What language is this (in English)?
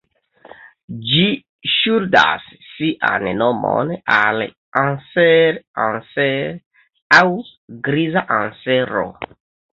Esperanto